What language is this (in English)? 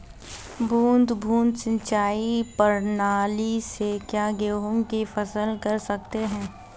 Hindi